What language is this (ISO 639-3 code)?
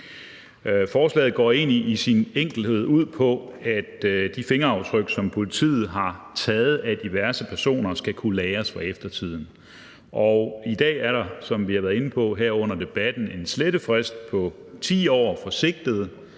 dan